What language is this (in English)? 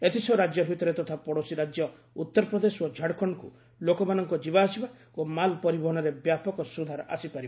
Odia